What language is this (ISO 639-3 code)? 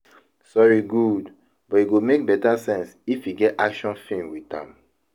pcm